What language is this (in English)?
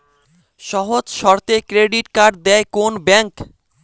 Bangla